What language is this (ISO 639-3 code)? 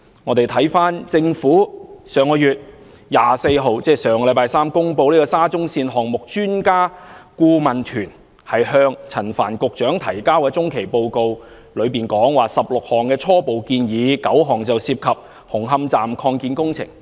yue